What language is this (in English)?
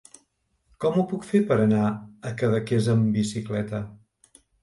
Catalan